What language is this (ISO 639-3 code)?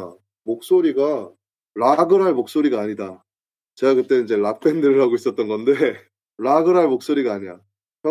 kor